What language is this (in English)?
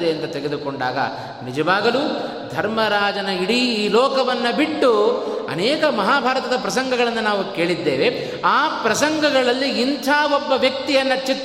Kannada